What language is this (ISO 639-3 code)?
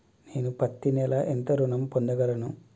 tel